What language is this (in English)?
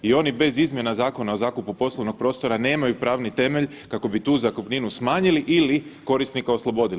Croatian